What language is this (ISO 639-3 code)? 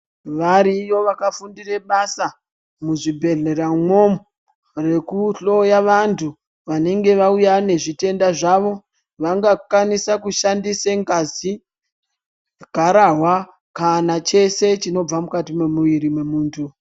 ndc